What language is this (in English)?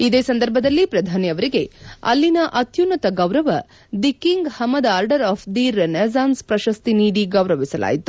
Kannada